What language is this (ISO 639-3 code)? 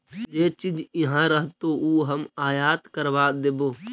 mag